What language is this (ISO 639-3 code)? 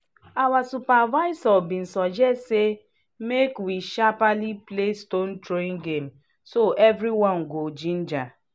pcm